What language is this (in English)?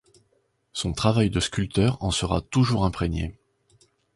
French